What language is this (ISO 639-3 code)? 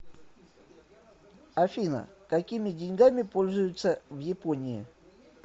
rus